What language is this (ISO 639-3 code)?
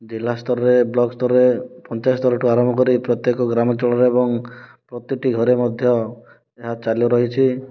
ori